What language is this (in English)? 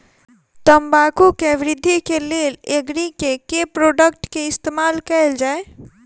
Maithili